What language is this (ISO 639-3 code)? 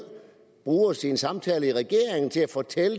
dan